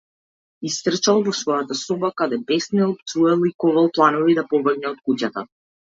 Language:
Macedonian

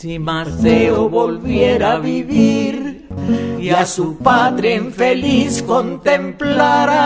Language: Spanish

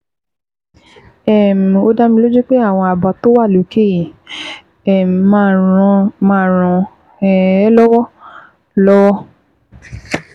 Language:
Yoruba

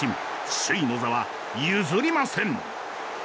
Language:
Japanese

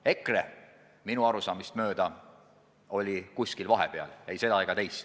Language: Estonian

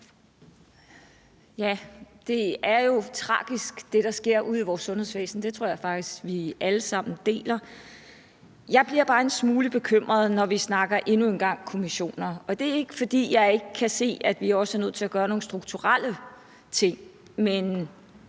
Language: Danish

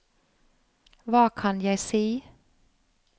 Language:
Norwegian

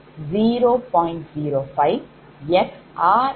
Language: Tamil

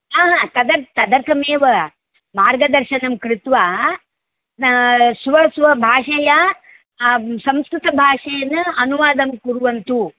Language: Sanskrit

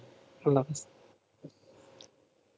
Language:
Bangla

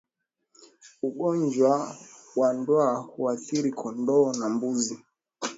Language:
Swahili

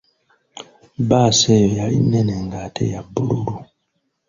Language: Ganda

